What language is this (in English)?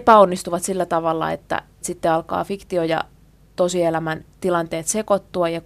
Finnish